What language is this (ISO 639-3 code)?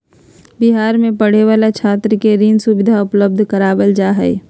mag